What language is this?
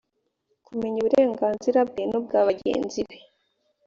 Kinyarwanda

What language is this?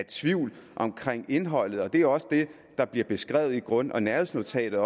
Danish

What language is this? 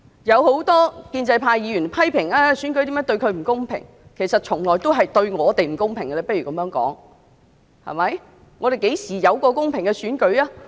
Cantonese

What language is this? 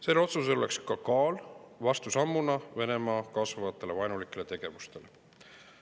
Estonian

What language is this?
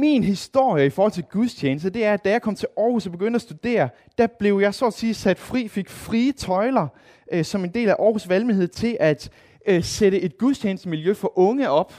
Danish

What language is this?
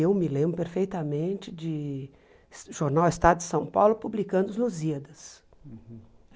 Portuguese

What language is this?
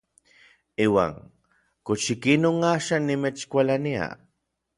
Orizaba Nahuatl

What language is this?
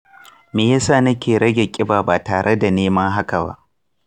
Hausa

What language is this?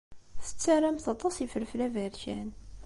Kabyle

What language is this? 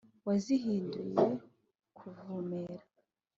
Kinyarwanda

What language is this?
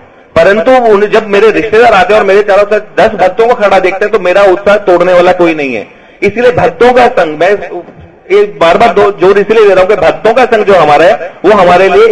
Hindi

